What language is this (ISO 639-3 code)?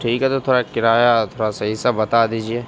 urd